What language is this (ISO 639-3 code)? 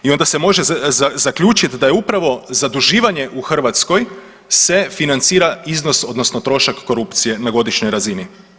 hrv